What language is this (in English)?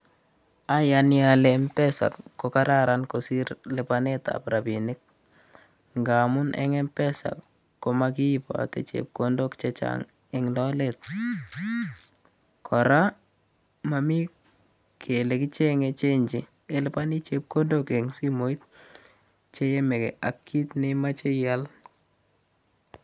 Kalenjin